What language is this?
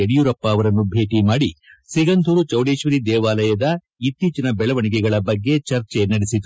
Kannada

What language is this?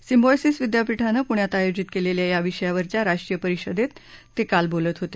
Marathi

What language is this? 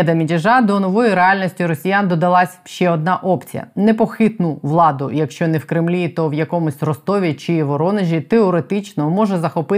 Ukrainian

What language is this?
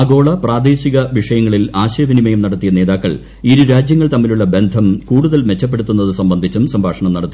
Malayalam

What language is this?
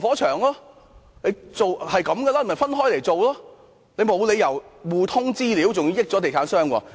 Cantonese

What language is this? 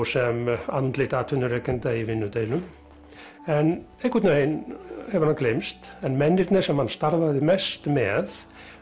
Icelandic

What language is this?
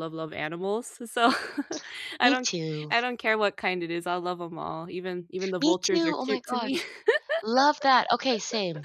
English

